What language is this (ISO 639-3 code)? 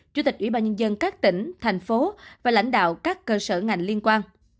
vie